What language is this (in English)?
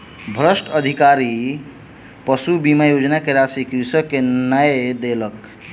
Maithili